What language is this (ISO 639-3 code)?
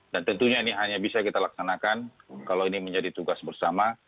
ind